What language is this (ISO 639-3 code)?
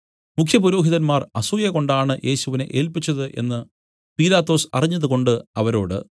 mal